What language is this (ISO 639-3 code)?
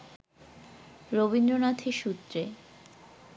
ben